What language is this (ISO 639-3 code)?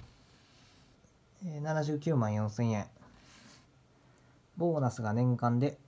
jpn